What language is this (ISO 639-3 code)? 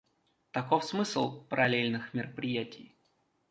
rus